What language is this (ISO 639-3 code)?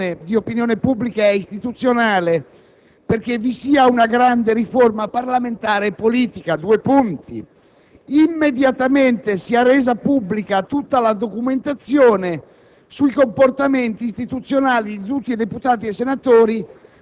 ita